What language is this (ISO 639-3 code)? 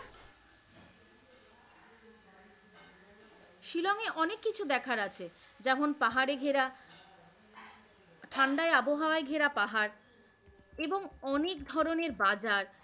ben